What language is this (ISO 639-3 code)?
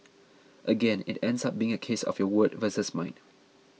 eng